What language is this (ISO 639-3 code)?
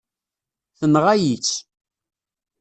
kab